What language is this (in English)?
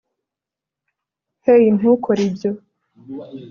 Kinyarwanda